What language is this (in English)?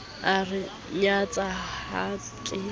Southern Sotho